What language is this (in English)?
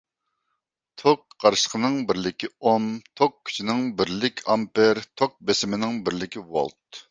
Uyghur